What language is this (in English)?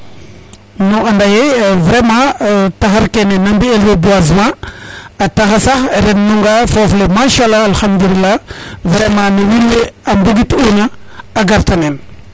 Serer